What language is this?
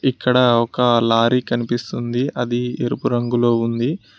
Telugu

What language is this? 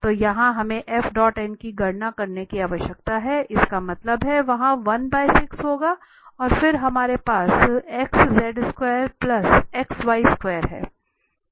Hindi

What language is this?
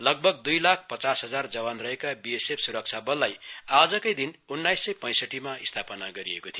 Nepali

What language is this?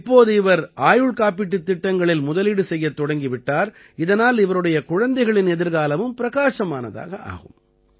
Tamil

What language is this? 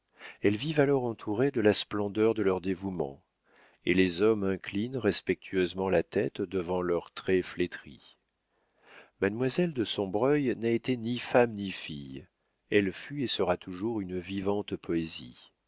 French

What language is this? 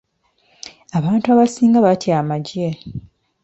Ganda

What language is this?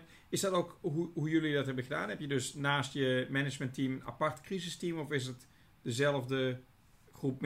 Dutch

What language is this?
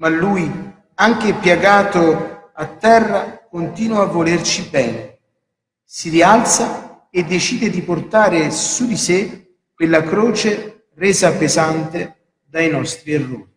Italian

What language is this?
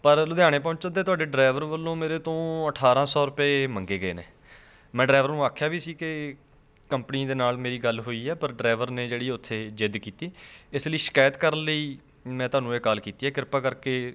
Punjabi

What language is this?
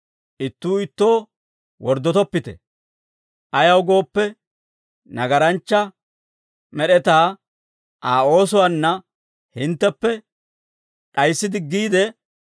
Dawro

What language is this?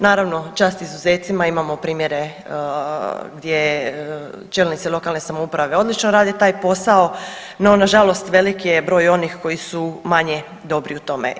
Croatian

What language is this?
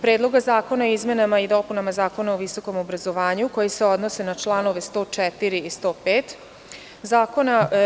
Serbian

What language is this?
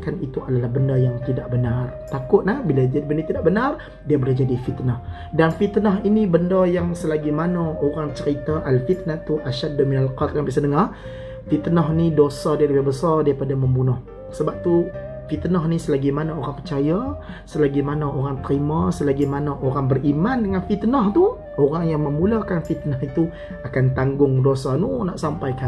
Malay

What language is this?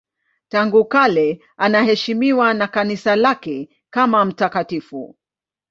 Swahili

